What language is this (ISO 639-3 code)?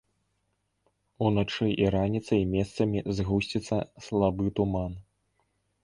bel